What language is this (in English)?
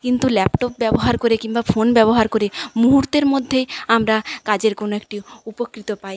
Bangla